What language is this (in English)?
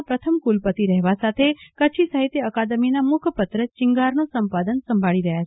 Gujarati